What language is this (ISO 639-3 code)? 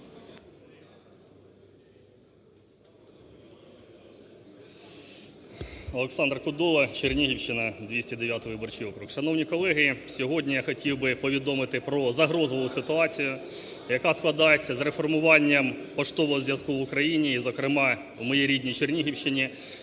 ukr